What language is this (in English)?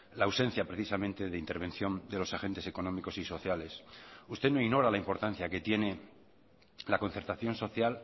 Spanish